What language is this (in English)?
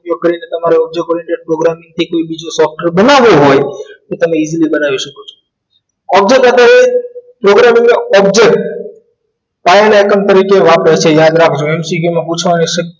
Gujarati